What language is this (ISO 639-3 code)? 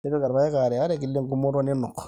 mas